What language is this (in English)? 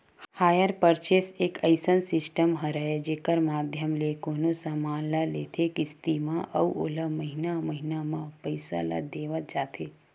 Chhattisgarhi